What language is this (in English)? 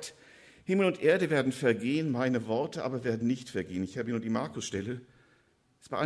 German